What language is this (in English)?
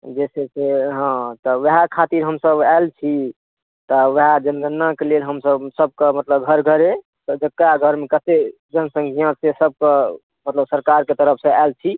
Maithili